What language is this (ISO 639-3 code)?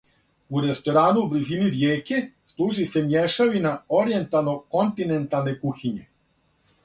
srp